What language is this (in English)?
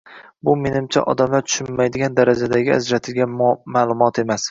Uzbek